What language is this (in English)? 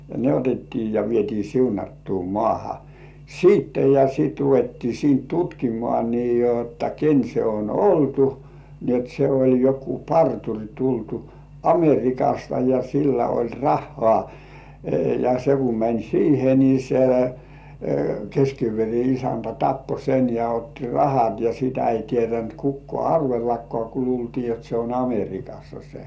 Finnish